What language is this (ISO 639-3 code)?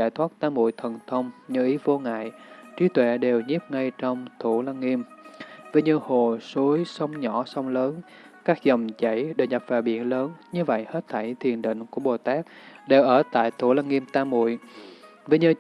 vie